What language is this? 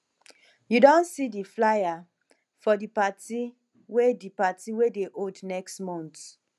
Nigerian Pidgin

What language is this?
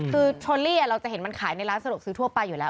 Thai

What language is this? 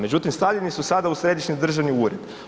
Croatian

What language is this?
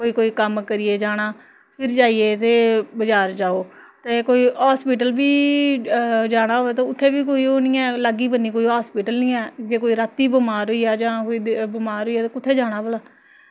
Dogri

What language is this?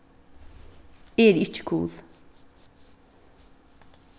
Faroese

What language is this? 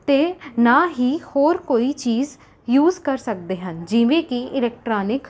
Punjabi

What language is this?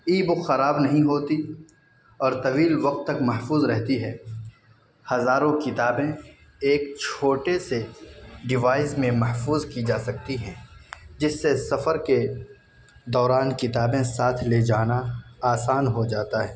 Urdu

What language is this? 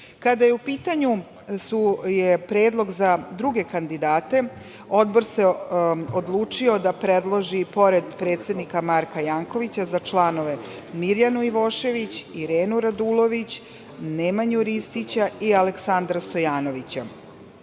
Serbian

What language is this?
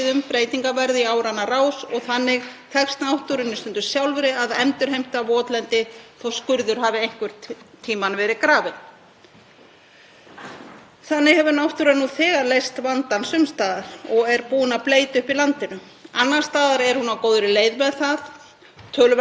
Icelandic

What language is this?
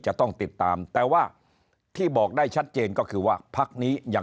Thai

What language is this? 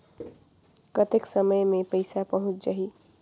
Chhattisgarhi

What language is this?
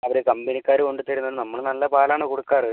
Malayalam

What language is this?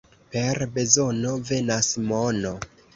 Esperanto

